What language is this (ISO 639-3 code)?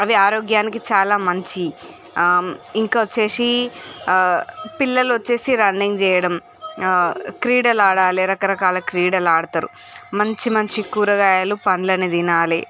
tel